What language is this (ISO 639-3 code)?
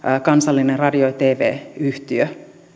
fin